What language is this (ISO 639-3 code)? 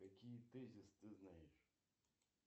rus